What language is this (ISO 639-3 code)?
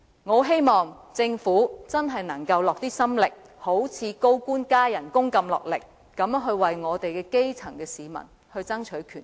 yue